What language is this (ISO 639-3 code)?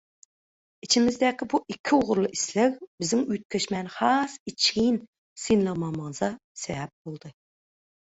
tuk